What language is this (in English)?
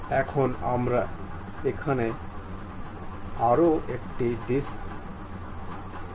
Bangla